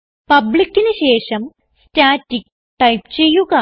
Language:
Malayalam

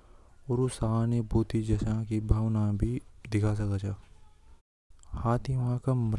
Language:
Hadothi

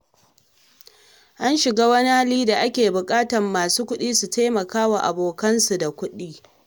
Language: Hausa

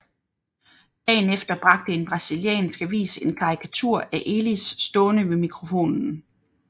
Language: Danish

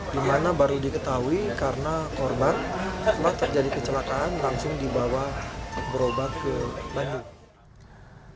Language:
Indonesian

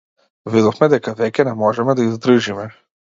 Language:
Macedonian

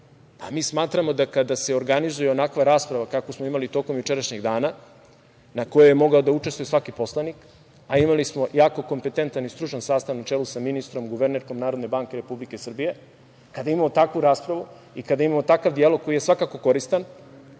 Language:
Serbian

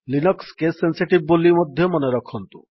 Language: Odia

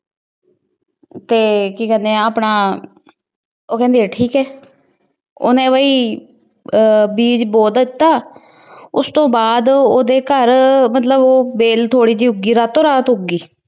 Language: Punjabi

